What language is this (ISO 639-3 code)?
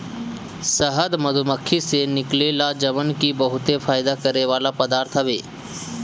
bho